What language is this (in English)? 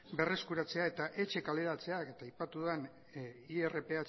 Basque